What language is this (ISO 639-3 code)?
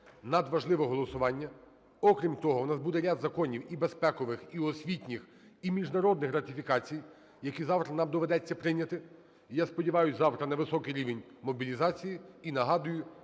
ukr